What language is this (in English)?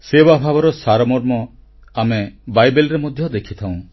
Odia